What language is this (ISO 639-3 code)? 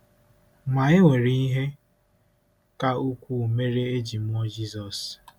ibo